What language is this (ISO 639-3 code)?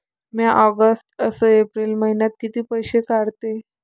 mar